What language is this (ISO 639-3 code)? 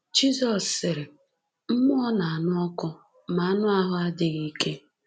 ibo